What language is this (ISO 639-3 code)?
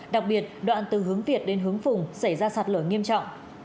vie